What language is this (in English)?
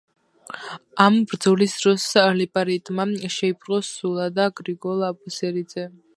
Georgian